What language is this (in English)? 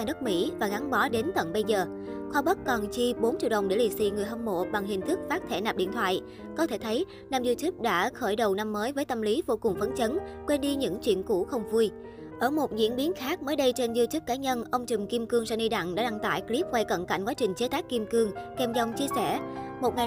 Vietnamese